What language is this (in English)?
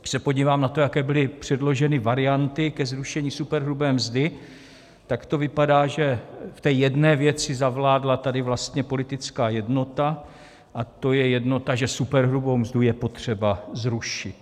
Czech